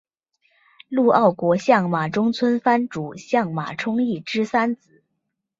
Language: Chinese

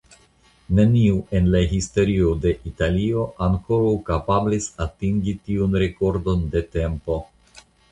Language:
Esperanto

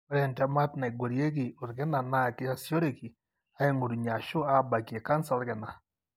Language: Masai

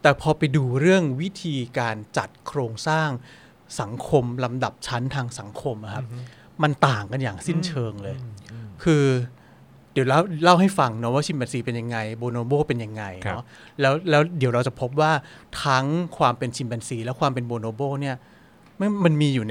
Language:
Thai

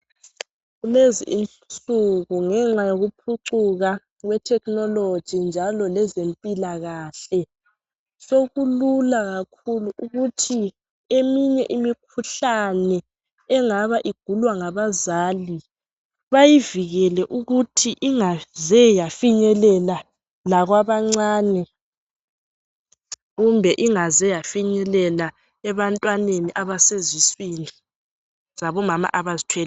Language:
North Ndebele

